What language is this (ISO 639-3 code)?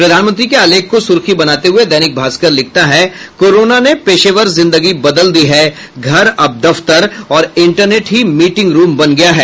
hin